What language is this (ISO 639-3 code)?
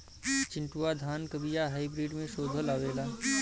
bho